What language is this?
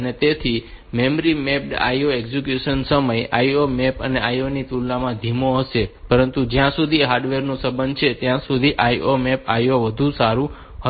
Gujarati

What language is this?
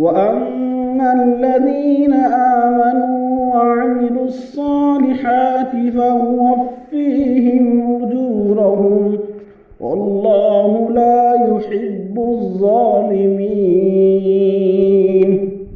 Arabic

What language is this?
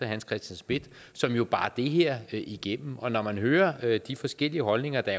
Danish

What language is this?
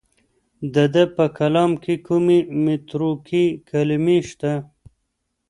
Pashto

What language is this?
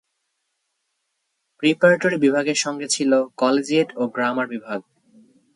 Bangla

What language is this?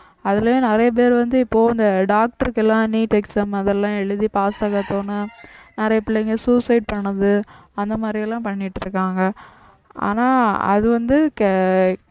Tamil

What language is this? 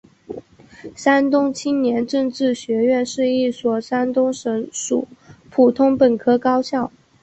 Chinese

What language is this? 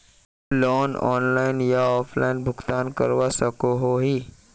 Magahi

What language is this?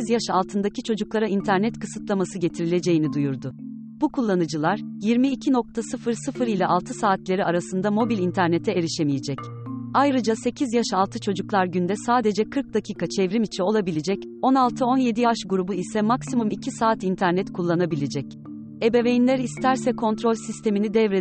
Turkish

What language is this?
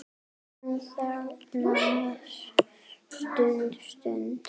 Icelandic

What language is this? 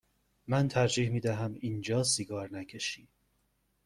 Persian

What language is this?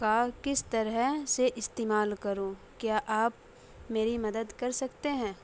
Urdu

